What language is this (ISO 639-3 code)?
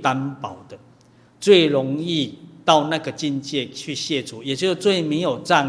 zho